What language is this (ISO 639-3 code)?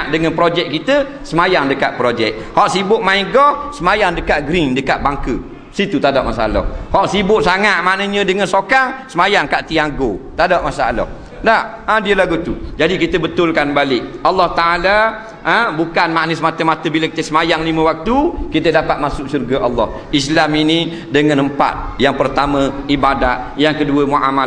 msa